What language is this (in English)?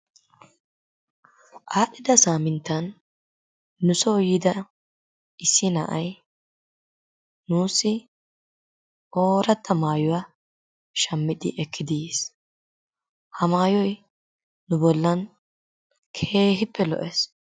Wolaytta